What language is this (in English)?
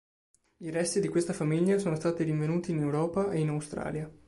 Italian